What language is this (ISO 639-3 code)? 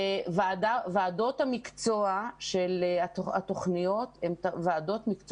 heb